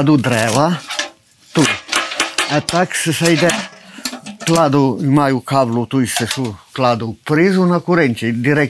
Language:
Ukrainian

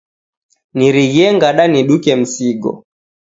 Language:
Taita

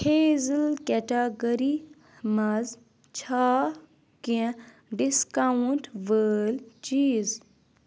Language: Kashmiri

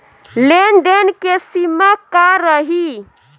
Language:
Bhojpuri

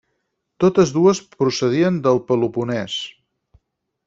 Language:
Catalan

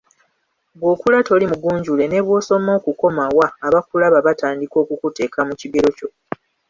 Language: Ganda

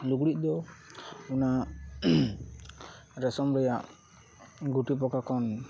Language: Santali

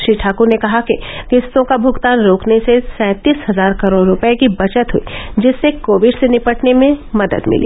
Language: Hindi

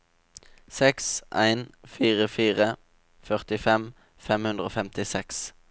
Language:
Norwegian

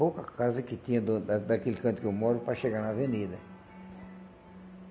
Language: Portuguese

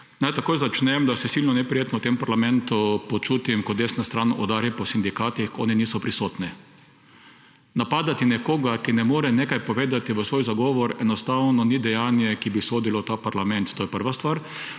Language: Slovenian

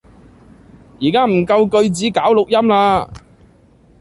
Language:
Cantonese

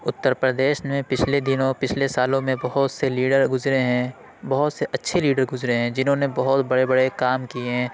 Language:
Urdu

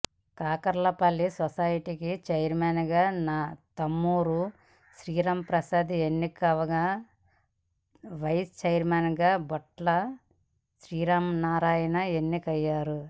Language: Telugu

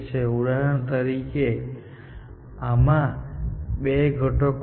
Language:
Gujarati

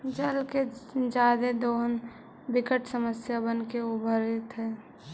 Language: Magahi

